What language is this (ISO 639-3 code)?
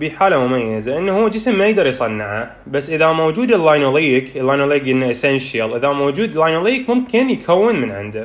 ara